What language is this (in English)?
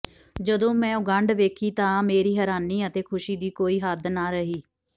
Punjabi